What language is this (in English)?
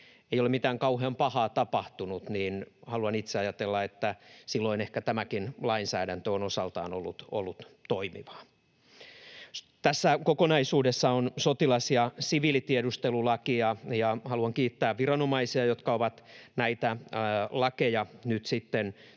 Finnish